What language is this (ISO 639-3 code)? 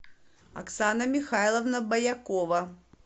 rus